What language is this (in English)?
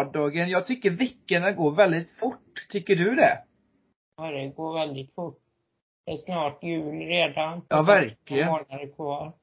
Swedish